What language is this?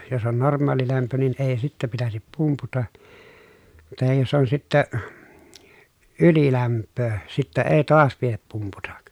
Finnish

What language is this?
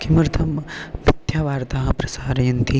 Sanskrit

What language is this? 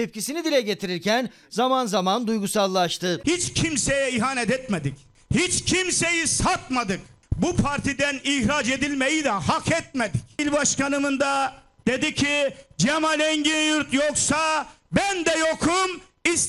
Turkish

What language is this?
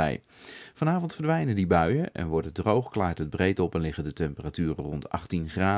Dutch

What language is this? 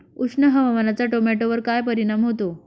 Marathi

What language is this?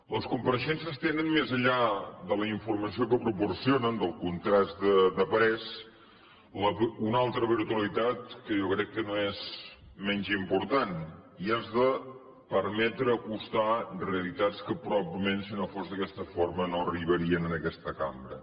Catalan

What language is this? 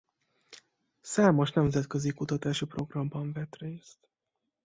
Hungarian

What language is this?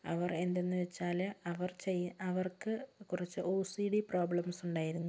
Malayalam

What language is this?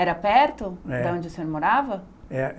Portuguese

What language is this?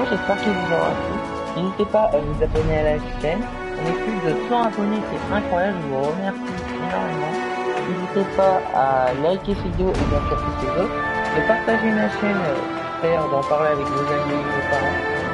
French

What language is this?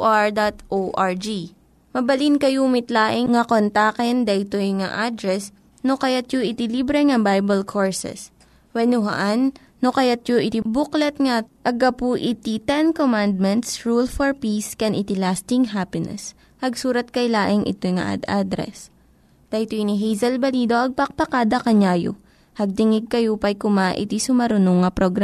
Filipino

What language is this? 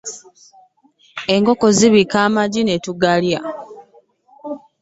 Ganda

